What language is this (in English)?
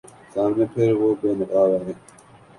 Urdu